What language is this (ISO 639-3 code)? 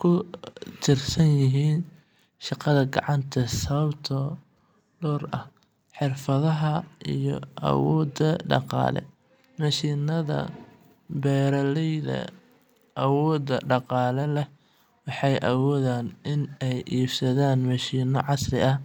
som